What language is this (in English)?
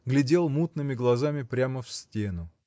Russian